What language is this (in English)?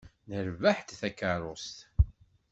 Kabyle